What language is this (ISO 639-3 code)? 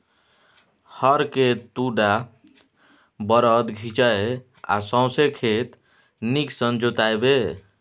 mai